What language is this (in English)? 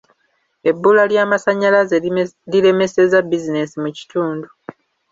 Ganda